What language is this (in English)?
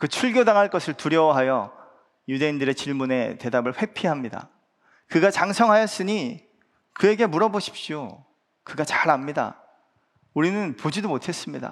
Korean